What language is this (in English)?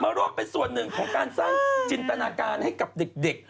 Thai